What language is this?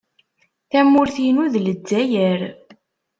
Kabyle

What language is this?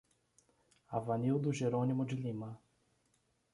Portuguese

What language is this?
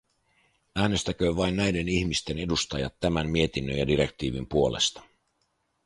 Finnish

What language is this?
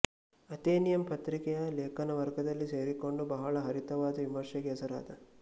Kannada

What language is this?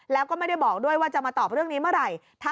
Thai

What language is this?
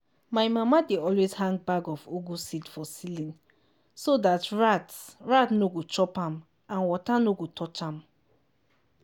Nigerian Pidgin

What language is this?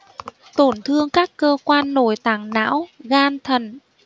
Vietnamese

